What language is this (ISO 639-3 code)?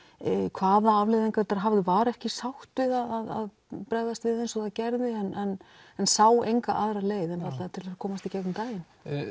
isl